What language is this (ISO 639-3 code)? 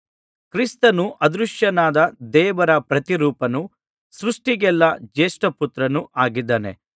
kan